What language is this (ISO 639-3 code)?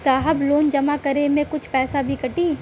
bho